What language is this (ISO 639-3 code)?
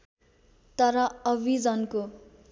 nep